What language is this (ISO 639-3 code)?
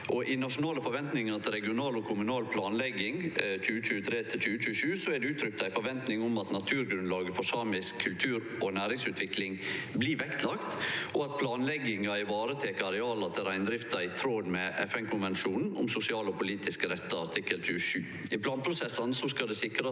nor